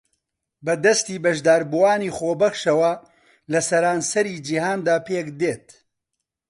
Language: Central Kurdish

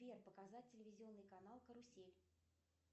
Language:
Russian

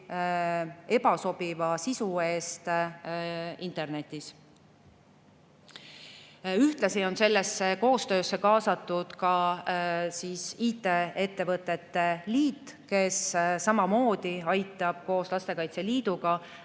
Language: Estonian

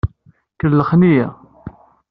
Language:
Kabyle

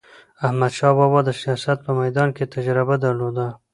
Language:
Pashto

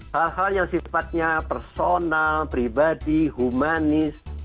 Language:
Indonesian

